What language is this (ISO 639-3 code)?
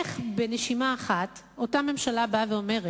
heb